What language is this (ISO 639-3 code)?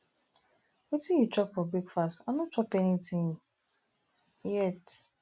pcm